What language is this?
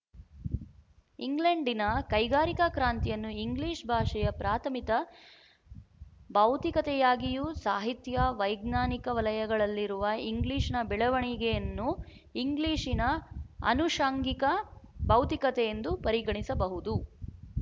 Kannada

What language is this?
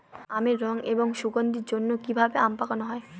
Bangla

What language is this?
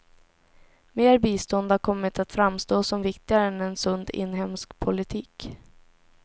Swedish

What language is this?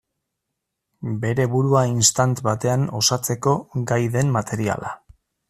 Basque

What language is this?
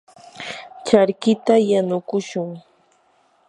Yanahuanca Pasco Quechua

